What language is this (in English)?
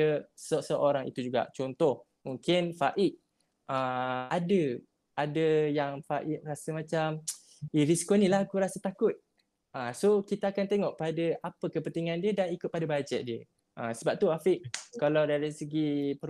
Malay